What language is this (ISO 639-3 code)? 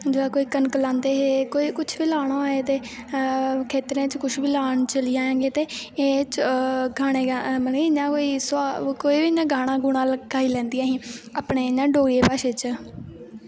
doi